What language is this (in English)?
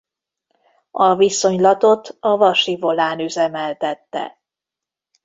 Hungarian